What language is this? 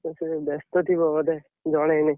Odia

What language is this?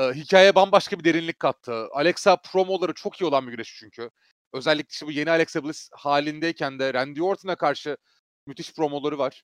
Turkish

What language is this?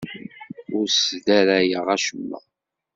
Kabyle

